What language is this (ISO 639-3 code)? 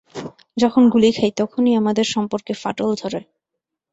ben